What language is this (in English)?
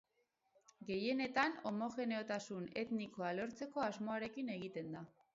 Basque